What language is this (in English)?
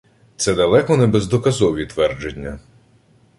Ukrainian